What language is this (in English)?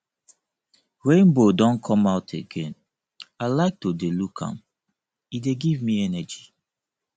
Nigerian Pidgin